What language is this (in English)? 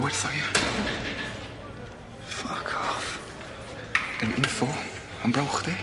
Welsh